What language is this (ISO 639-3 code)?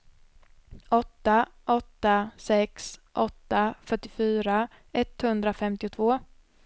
swe